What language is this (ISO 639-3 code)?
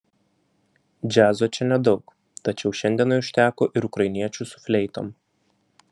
lit